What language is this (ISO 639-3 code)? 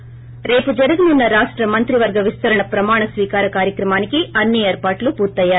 tel